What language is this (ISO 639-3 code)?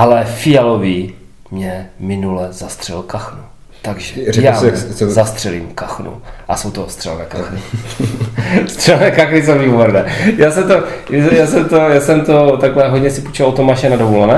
ces